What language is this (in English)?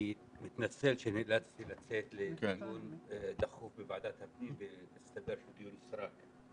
Hebrew